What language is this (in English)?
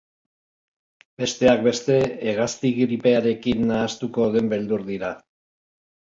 Basque